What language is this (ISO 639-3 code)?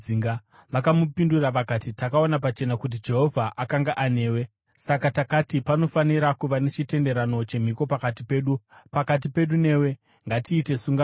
sna